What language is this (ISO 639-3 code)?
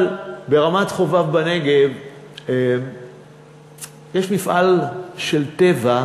heb